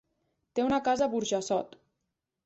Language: Catalan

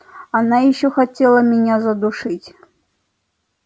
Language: Russian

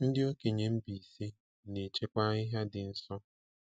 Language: Igbo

